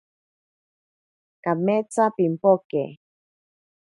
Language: Ashéninka Perené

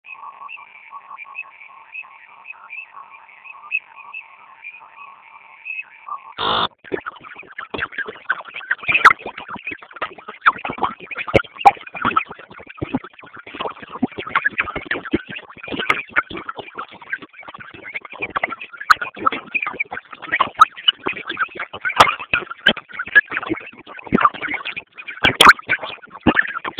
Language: Swahili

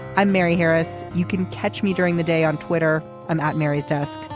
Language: English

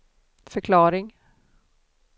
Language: Swedish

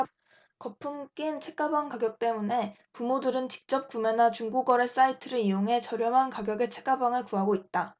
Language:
Korean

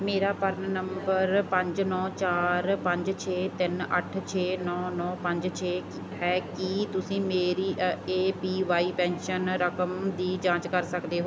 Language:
Punjabi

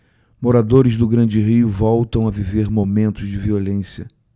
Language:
Portuguese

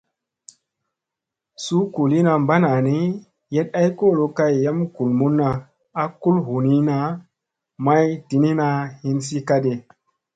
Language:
Musey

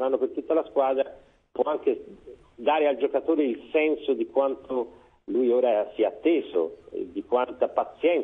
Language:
Italian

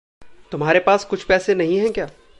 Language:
Hindi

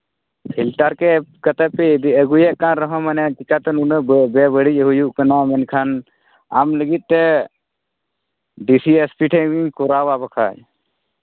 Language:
Santali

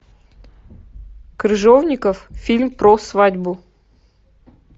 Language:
Russian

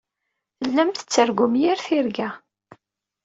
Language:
Kabyle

